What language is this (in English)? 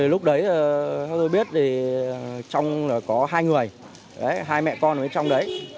Vietnamese